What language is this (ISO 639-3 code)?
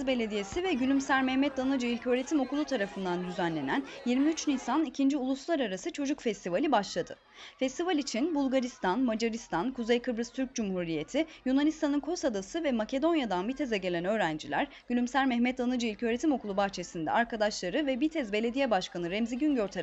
tur